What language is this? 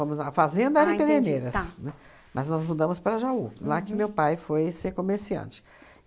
Portuguese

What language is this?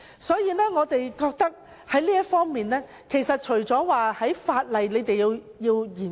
Cantonese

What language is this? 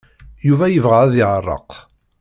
Kabyle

